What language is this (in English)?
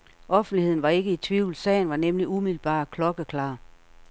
Danish